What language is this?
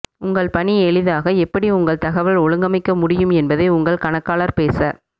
Tamil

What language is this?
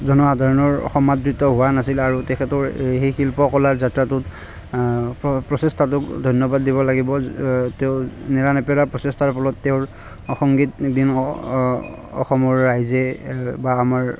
Assamese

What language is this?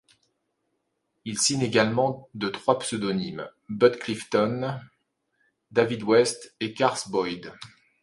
French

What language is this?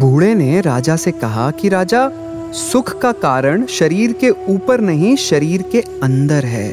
Hindi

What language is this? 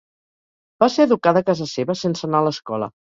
Catalan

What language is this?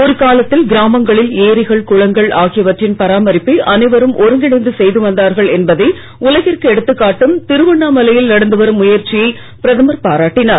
Tamil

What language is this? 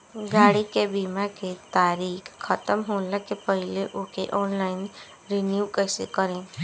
Bhojpuri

